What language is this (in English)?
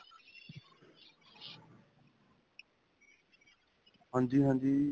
Punjabi